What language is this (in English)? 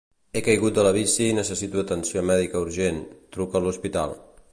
Catalan